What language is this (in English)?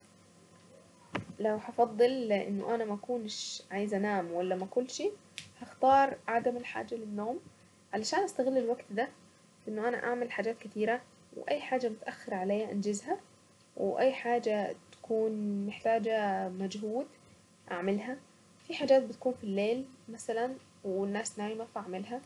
Saidi Arabic